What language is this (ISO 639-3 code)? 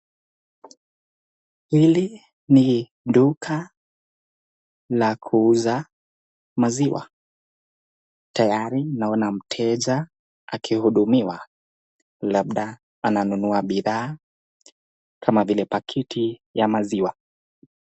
swa